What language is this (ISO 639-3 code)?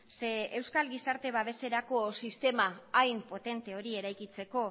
eus